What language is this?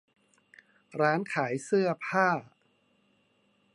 Thai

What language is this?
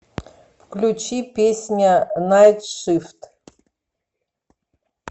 Russian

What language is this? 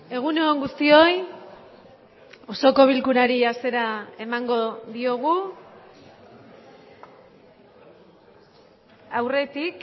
Basque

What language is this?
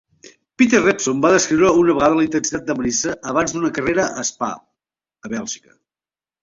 Catalan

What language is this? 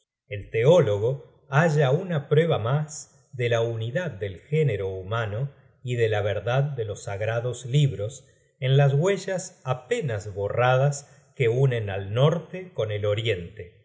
Spanish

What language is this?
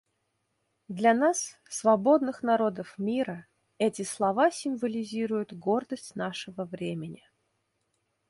Russian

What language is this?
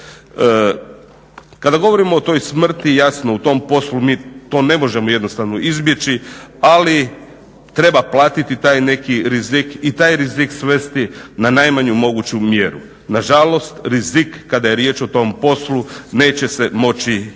Croatian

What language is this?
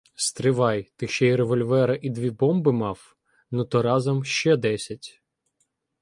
Ukrainian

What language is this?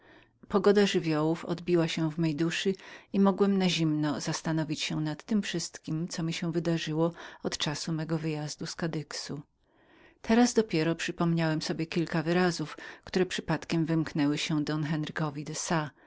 Polish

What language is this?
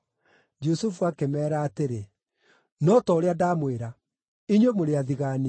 Kikuyu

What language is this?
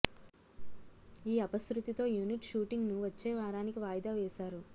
Telugu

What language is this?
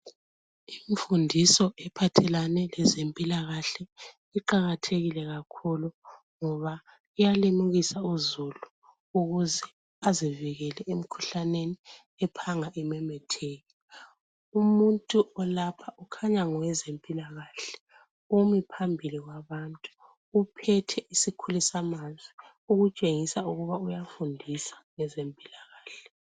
North Ndebele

